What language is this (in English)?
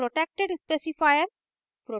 Hindi